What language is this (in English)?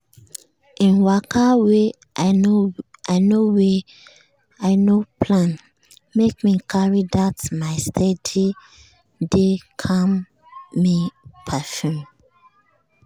Nigerian Pidgin